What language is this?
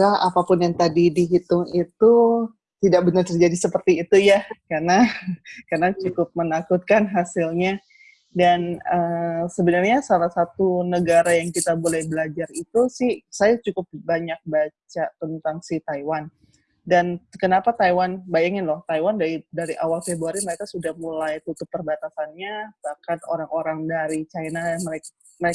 Indonesian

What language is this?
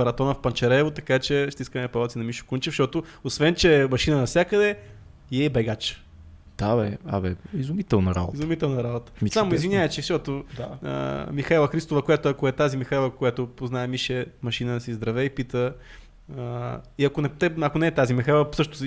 Bulgarian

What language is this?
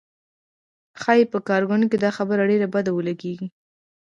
Pashto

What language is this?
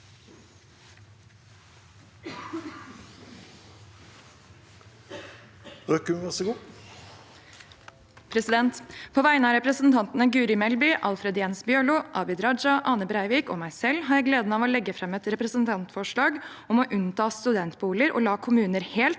Norwegian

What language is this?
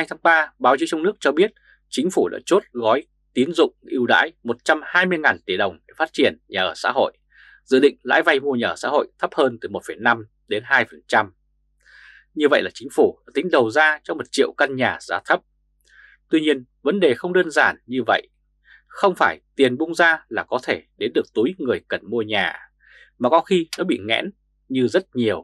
Vietnamese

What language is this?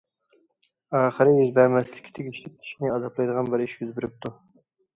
Uyghur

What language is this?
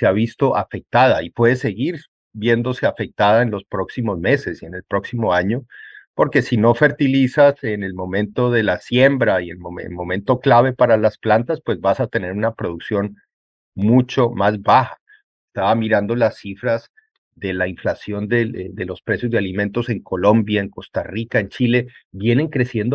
Spanish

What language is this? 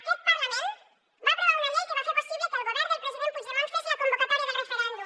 Catalan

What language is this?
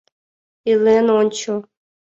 Mari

